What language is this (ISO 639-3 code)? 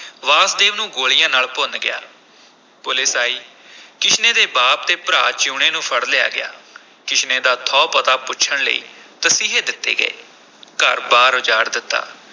pan